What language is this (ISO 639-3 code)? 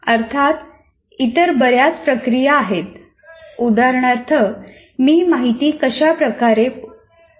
mar